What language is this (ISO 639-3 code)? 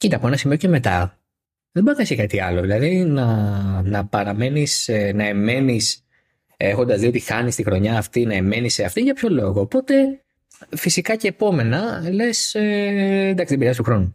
ell